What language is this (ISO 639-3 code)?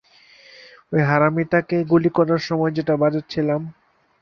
ben